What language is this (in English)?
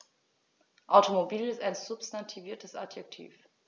German